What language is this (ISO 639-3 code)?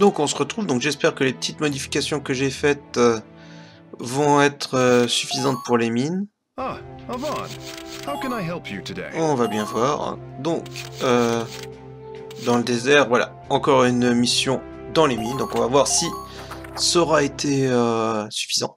fra